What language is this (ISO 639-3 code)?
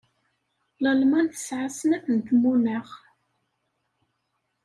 kab